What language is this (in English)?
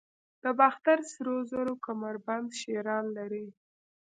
Pashto